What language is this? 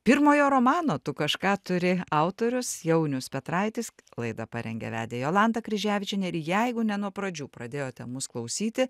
Lithuanian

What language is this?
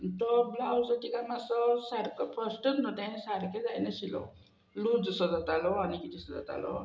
Konkani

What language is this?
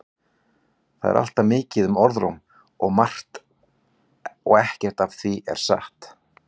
Icelandic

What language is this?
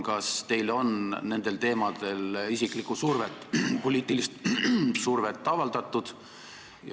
Estonian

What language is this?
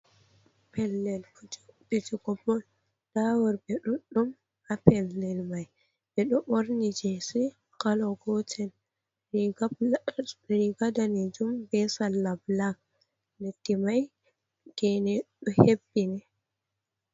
Fula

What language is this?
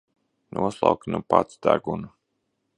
Latvian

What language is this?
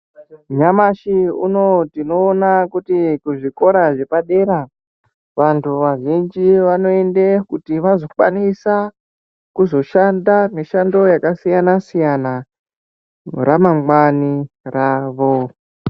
Ndau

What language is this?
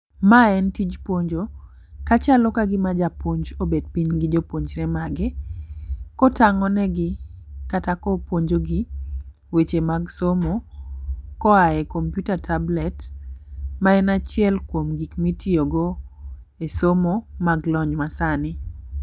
Luo (Kenya and Tanzania)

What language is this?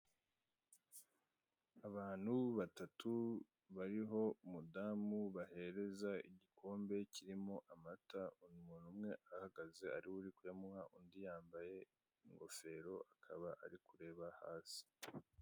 Kinyarwanda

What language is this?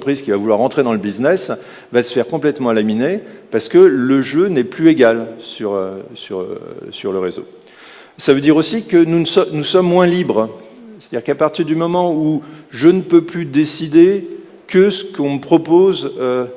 French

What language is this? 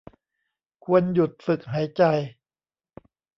Thai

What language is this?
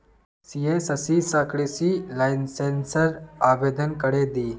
Magahi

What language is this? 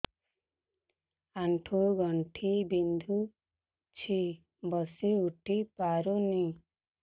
Odia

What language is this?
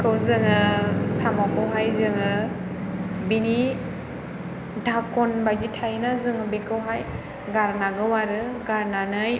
Bodo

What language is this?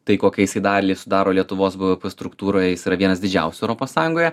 Lithuanian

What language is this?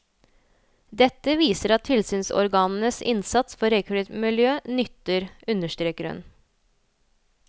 Norwegian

